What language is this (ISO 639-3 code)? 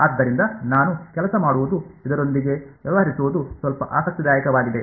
kan